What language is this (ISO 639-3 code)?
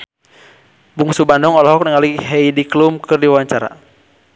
sun